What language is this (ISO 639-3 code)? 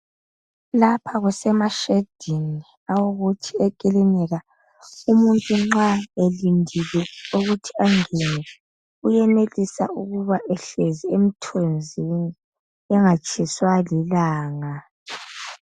nde